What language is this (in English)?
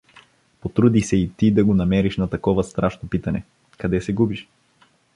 Bulgarian